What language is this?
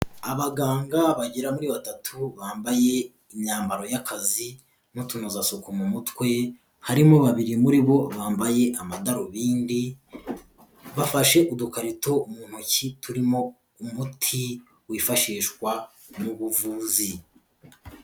Kinyarwanda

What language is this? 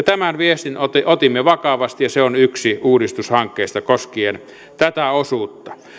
Finnish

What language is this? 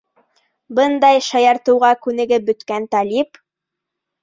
Bashkir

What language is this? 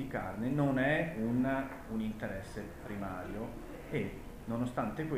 Italian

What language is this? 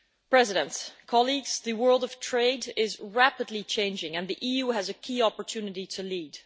English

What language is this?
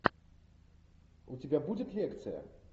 Russian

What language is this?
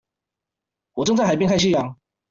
Chinese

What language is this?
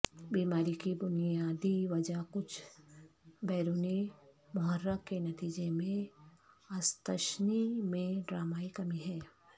Urdu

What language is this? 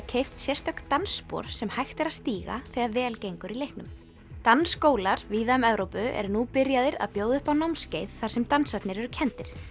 Icelandic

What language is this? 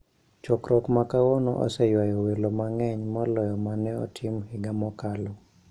Luo (Kenya and Tanzania)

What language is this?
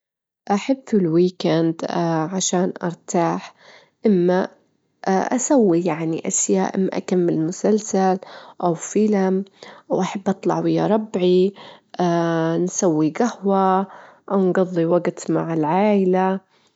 Gulf Arabic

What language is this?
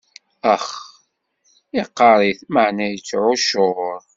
Kabyle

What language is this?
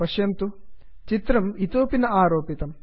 Sanskrit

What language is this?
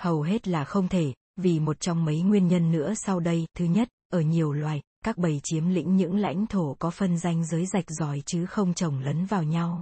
Vietnamese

